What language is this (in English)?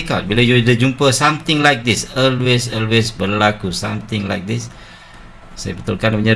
Malay